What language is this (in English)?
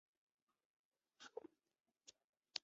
Chinese